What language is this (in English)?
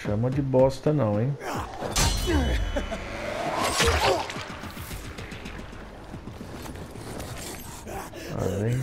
Portuguese